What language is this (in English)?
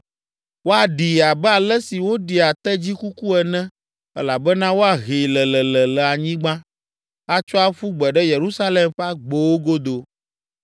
Ewe